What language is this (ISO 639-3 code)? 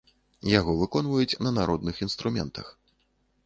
bel